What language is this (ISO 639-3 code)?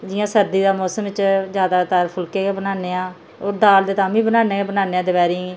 doi